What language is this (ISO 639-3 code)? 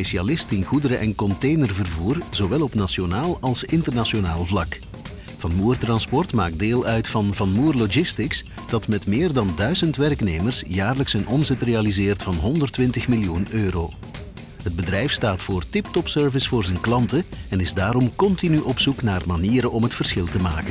nld